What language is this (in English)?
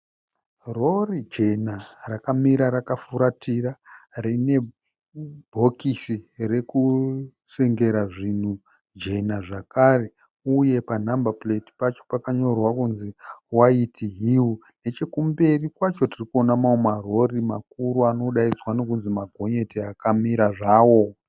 Shona